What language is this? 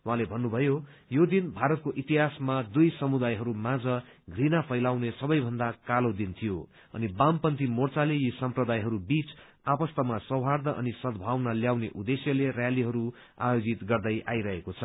Nepali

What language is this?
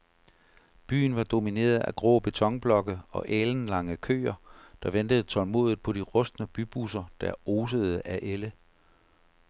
Danish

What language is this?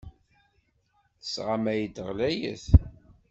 Kabyle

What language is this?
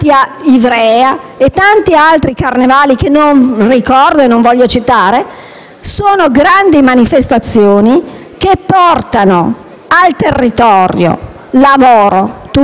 Italian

